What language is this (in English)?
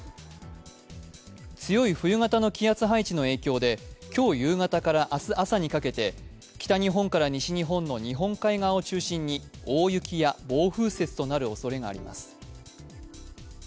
Japanese